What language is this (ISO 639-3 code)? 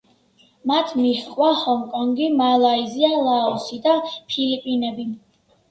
kat